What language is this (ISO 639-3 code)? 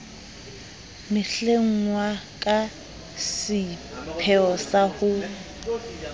sot